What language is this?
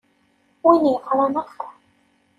Kabyle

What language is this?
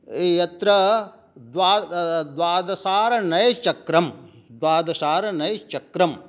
Sanskrit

